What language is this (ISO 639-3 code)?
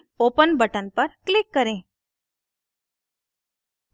hin